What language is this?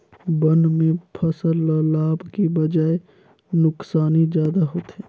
Chhattisgarhi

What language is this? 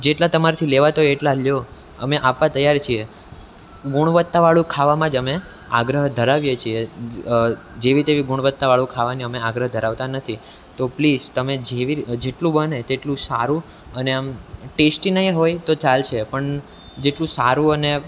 Gujarati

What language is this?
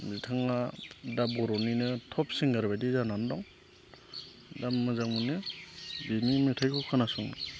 Bodo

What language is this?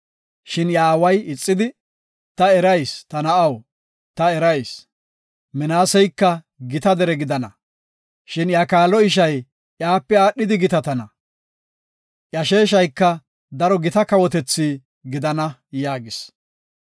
Gofa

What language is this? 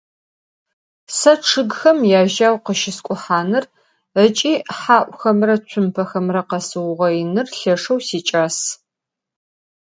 Adyghe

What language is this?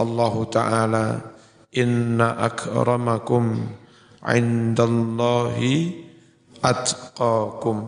Indonesian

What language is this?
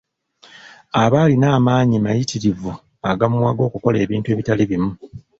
Ganda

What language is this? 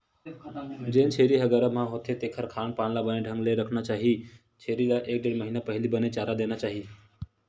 Chhattisgarhi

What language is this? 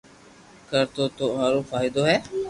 Loarki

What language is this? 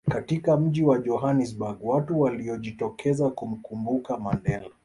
Swahili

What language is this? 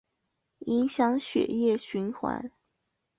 Chinese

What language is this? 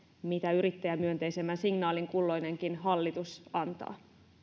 Finnish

